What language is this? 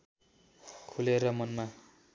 Nepali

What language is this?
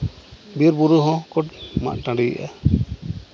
Santali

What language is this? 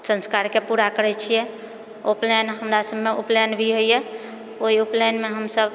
Maithili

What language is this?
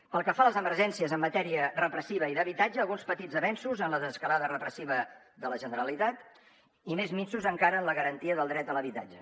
Catalan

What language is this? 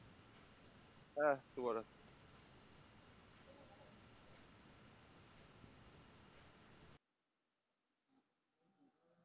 Bangla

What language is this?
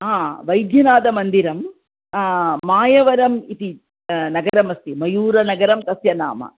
Sanskrit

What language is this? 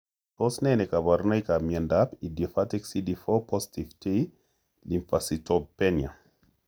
Kalenjin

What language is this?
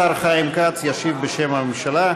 Hebrew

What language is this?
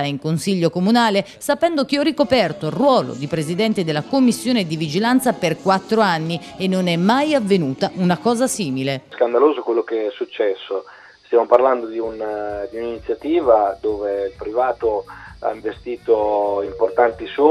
Italian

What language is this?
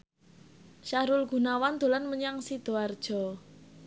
Javanese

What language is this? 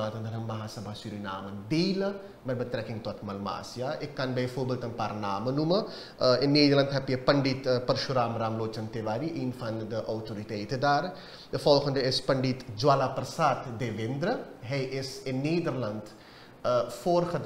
Dutch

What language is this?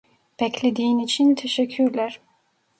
Turkish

